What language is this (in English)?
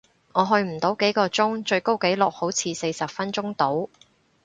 Cantonese